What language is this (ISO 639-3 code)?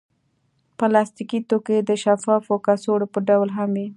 pus